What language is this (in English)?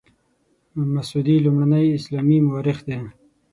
Pashto